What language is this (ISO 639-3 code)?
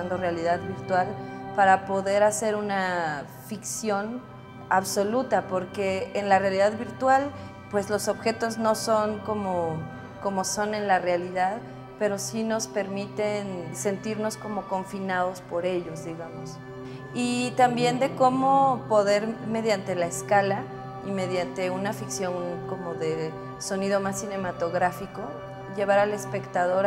spa